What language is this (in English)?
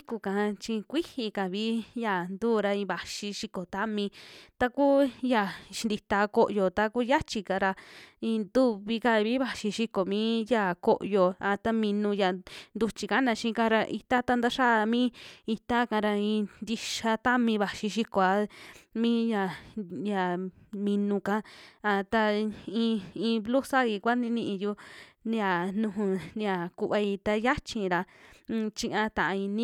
Western Juxtlahuaca Mixtec